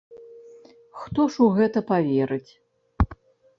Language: Belarusian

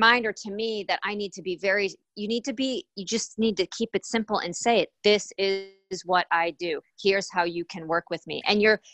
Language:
English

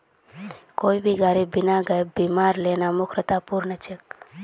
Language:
Magahi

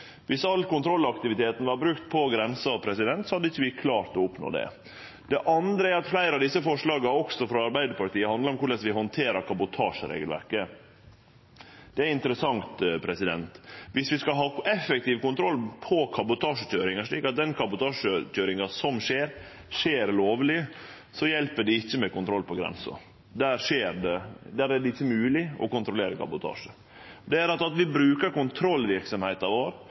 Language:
Norwegian Nynorsk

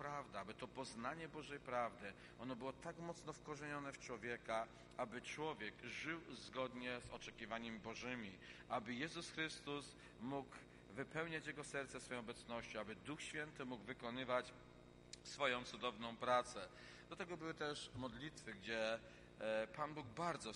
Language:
Polish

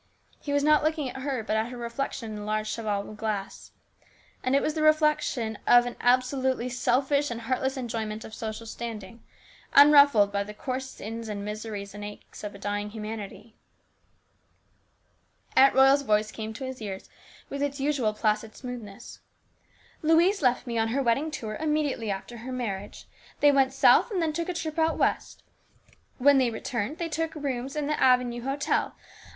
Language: English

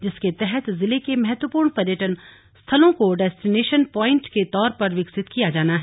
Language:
Hindi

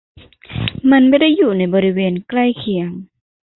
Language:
Thai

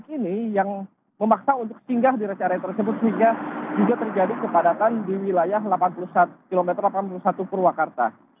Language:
Indonesian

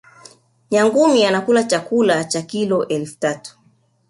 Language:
Swahili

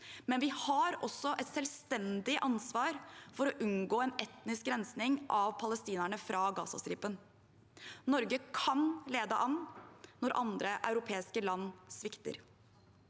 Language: Norwegian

